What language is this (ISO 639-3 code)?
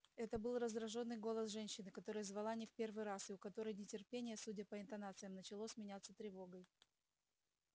rus